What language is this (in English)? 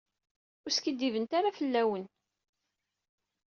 Kabyle